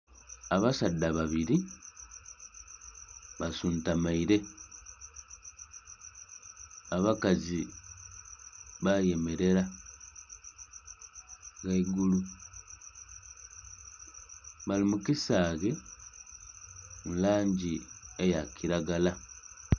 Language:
Soga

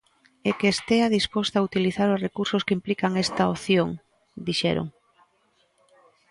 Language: Galician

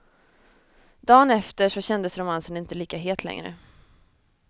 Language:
Swedish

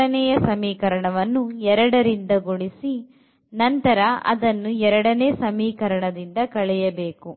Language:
Kannada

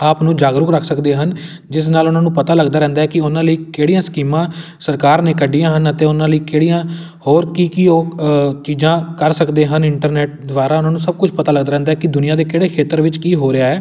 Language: Punjabi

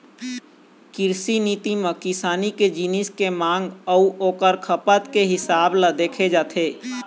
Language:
Chhattisgarhi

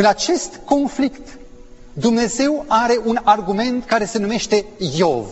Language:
Romanian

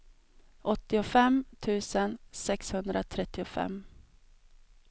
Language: Swedish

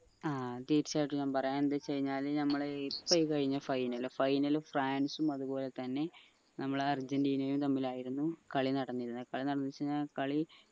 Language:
Malayalam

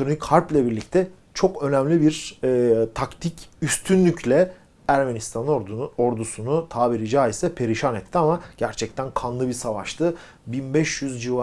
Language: Turkish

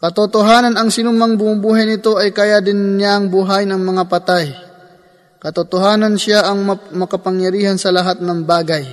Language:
Filipino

